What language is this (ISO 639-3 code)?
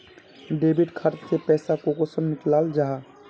mag